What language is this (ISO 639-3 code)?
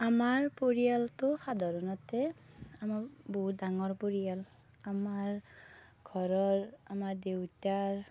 asm